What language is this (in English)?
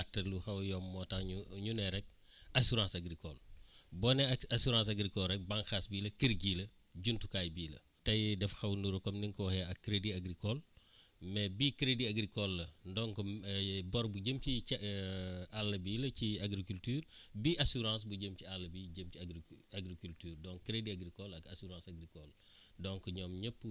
Wolof